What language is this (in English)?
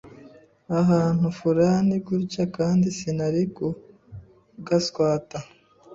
Kinyarwanda